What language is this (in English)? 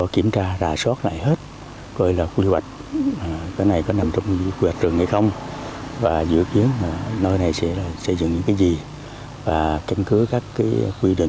Vietnamese